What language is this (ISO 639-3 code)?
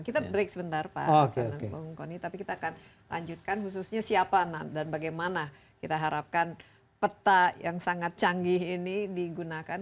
ind